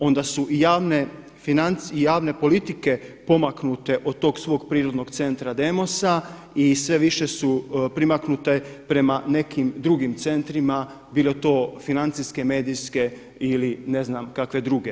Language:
Croatian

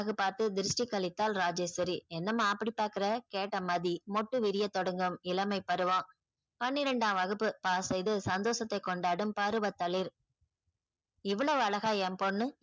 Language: Tamil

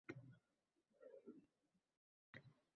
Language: Uzbek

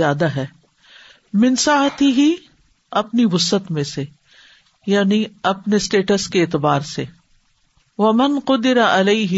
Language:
Urdu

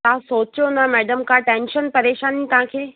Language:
Sindhi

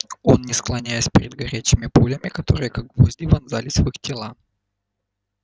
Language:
Russian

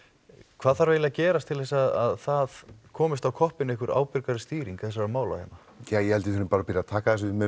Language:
Icelandic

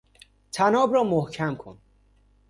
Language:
Persian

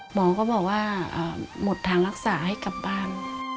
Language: Thai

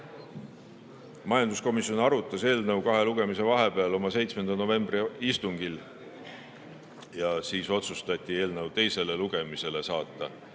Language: Estonian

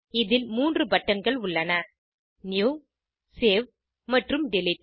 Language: Tamil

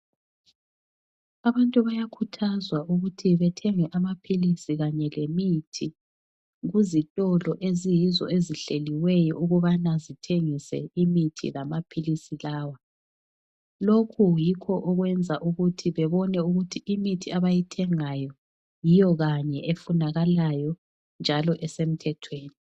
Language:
North Ndebele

